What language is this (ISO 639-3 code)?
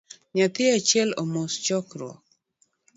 luo